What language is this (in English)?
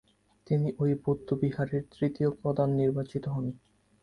Bangla